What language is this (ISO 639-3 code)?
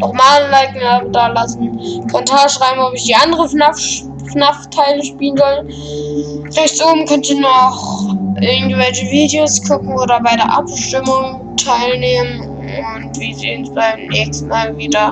deu